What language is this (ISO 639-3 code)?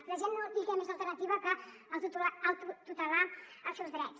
cat